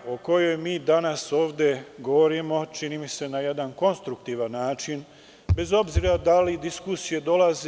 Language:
Serbian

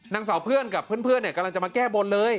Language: Thai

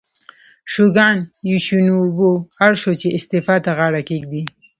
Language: Pashto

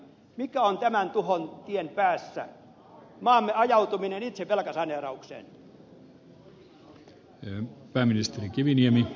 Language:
Finnish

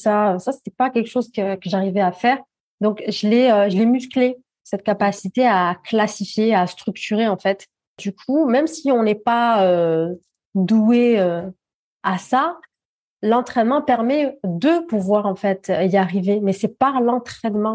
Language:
French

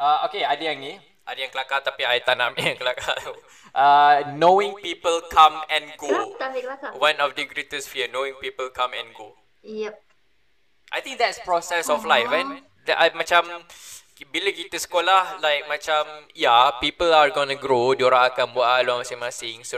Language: Malay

